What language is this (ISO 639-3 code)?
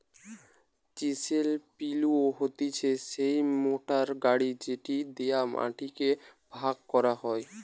ben